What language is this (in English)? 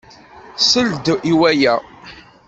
Kabyle